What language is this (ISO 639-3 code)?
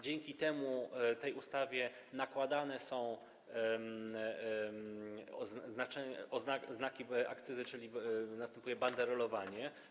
pol